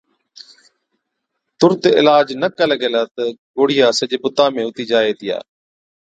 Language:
Od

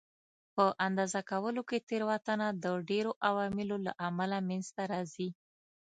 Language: Pashto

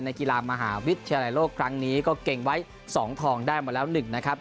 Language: Thai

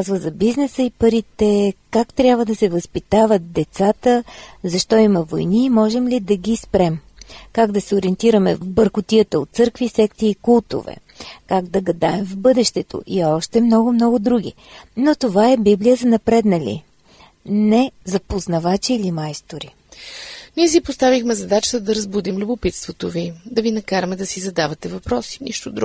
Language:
Bulgarian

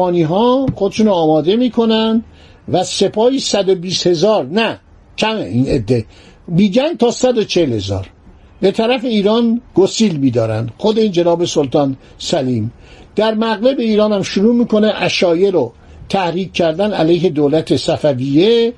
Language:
Persian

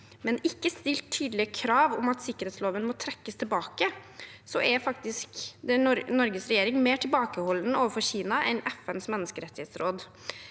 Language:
Norwegian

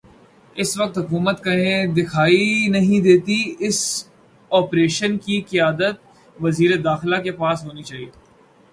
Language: Urdu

